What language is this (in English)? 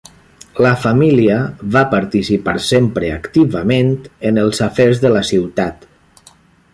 Catalan